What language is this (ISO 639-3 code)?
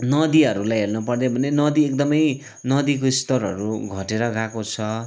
nep